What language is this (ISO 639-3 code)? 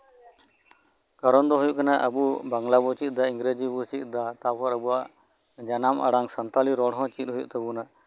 sat